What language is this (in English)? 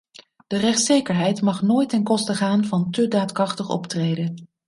Dutch